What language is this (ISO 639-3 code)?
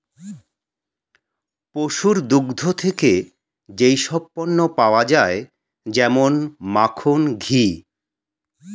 ben